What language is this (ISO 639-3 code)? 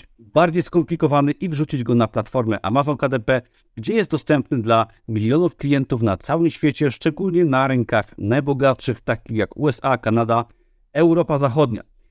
pol